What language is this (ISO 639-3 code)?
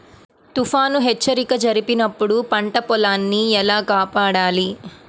tel